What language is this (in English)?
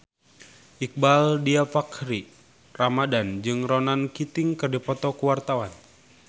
Sundanese